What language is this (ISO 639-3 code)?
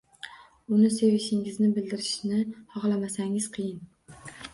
uzb